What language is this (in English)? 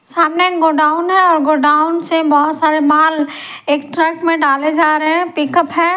Hindi